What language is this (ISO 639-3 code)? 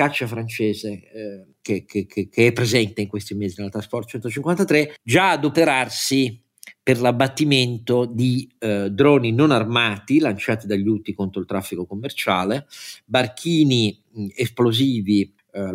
ita